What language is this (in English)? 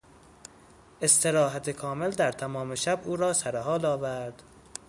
Persian